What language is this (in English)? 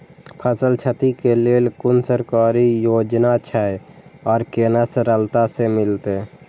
Maithili